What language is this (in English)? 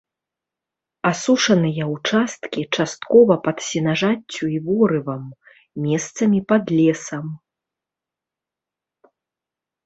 Belarusian